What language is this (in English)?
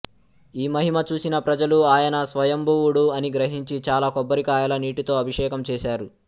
Telugu